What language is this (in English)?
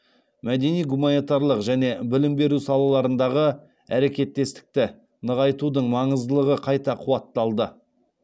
Kazakh